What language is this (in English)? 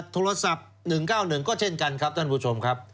Thai